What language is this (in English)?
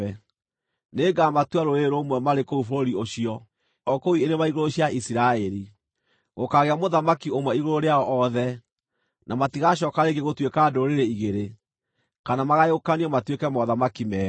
Kikuyu